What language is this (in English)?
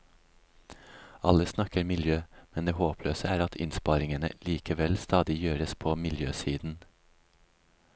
Norwegian